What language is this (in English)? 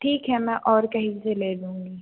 Hindi